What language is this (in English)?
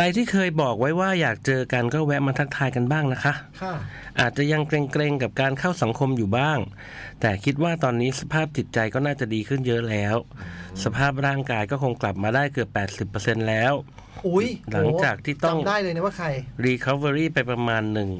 Thai